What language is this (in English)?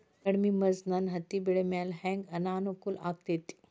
Kannada